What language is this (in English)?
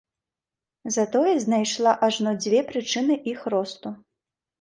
Belarusian